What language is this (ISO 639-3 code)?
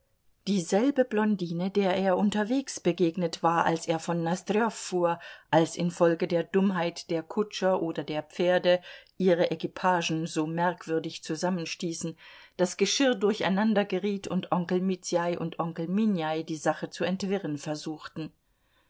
deu